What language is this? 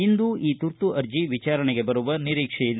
Kannada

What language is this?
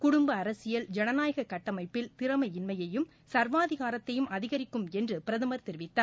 Tamil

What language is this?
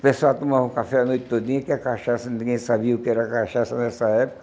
Portuguese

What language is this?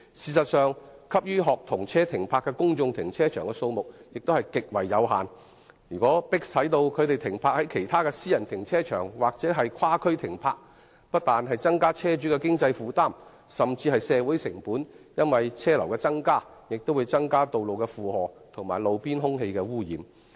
Cantonese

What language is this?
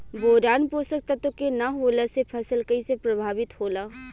Bhojpuri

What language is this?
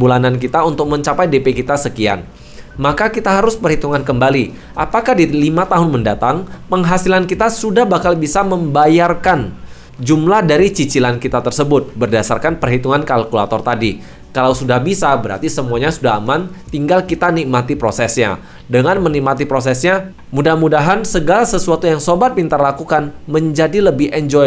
Indonesian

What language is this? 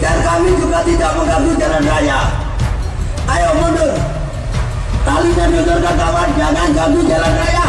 Spanish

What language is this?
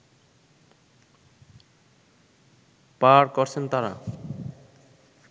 Bangla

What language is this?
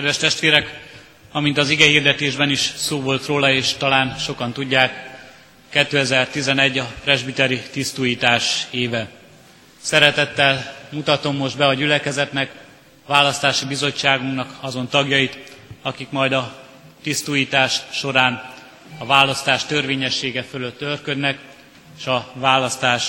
Hungarian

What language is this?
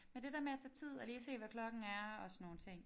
Danish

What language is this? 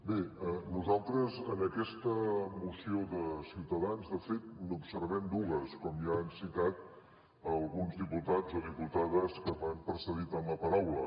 Catalan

